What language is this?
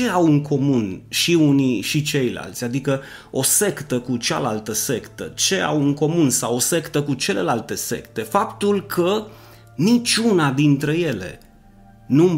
Romanian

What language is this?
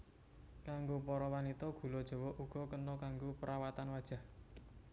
Javanese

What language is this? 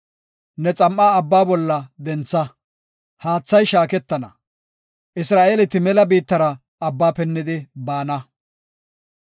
Gofa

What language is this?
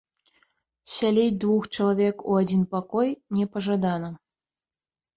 Belarusian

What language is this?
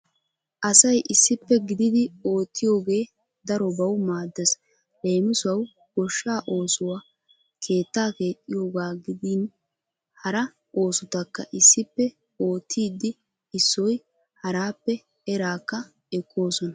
Wolaytta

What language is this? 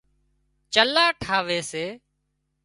Wadiyara Koli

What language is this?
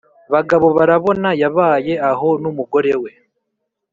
Kinyarwanda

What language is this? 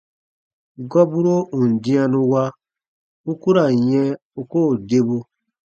Baatonum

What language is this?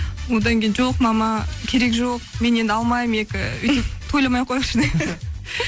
Kazakh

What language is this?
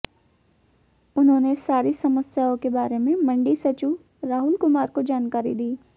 Hindi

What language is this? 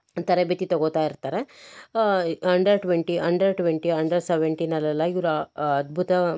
Kannada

